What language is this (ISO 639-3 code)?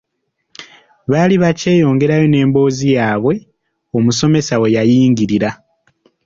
lug